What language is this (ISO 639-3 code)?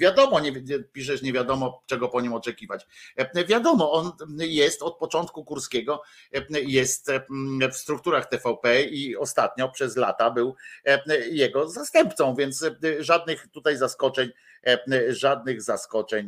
pol